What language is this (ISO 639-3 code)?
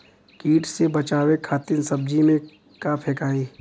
bho